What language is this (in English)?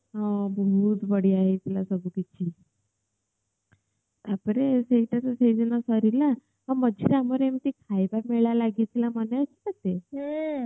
Odia